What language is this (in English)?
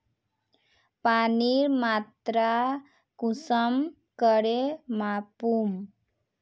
Magahi